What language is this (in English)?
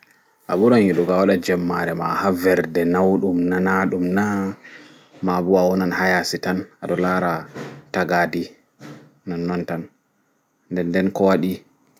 Fula